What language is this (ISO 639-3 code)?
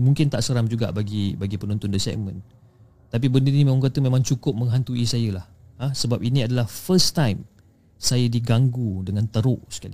msa